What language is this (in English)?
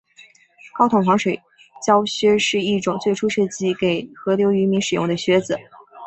Chinese